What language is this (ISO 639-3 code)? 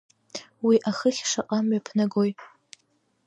abk